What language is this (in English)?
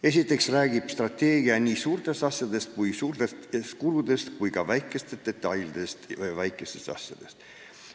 Estonian